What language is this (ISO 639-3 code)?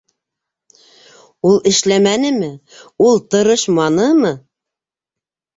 bak